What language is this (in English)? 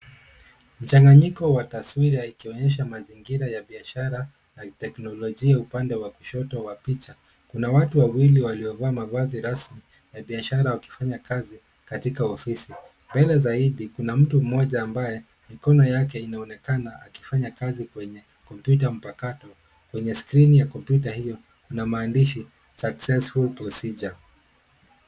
Swahili